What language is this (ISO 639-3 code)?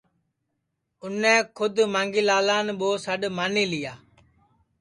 ssi